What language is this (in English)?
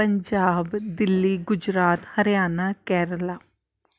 Punjabi